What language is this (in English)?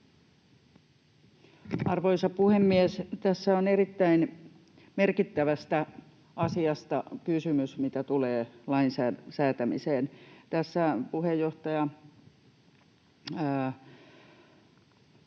Finnish